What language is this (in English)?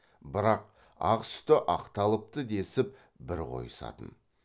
Kazakh